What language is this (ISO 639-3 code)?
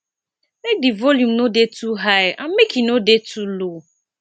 pcm